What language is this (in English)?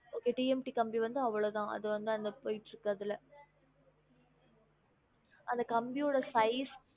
Tamil